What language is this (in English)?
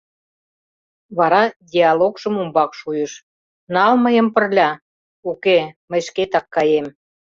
Mari